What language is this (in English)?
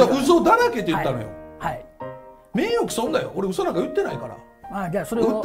Japanese